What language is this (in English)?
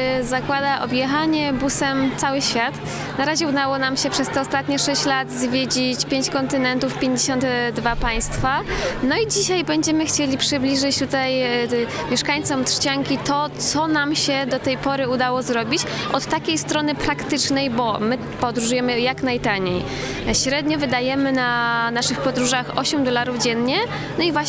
Polish